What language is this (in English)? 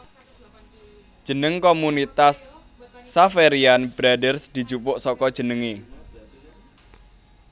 Javanese